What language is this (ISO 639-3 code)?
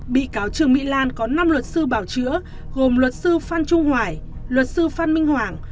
vie